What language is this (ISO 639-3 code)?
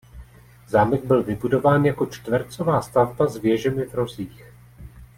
ces